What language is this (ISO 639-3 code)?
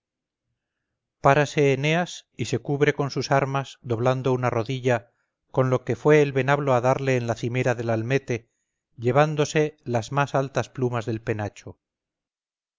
spa